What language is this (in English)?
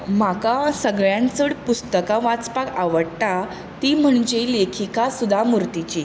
Konkani